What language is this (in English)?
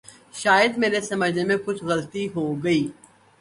Urdu